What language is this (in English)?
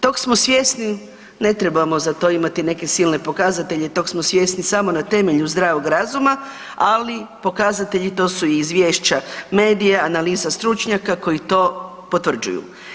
Croatian